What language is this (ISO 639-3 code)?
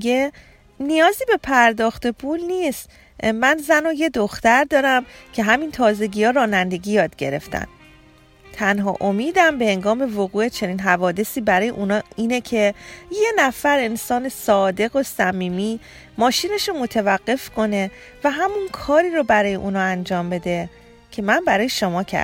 fas